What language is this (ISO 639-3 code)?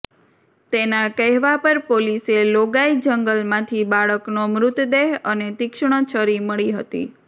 guj